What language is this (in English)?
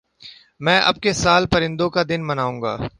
Urdu